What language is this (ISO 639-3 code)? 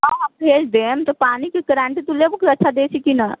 mai